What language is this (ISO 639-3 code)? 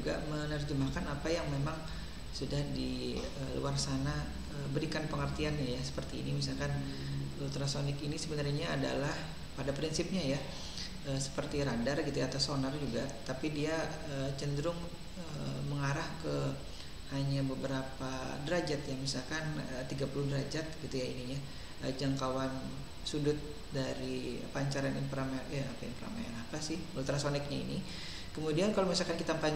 ind